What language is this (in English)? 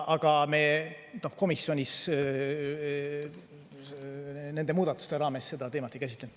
Estonian